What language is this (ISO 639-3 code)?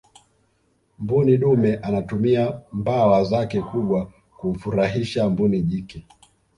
swa